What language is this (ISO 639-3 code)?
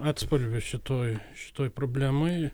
lit